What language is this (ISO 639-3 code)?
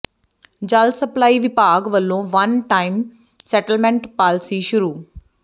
pan